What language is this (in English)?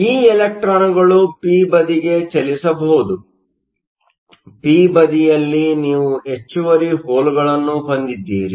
Kannada